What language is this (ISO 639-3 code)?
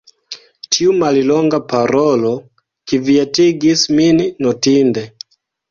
epo